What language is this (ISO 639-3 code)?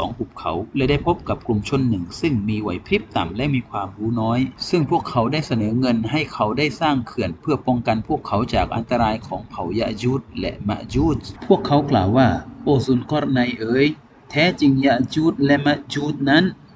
tha